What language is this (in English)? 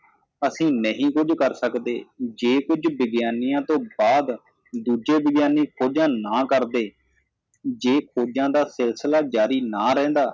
Punjabi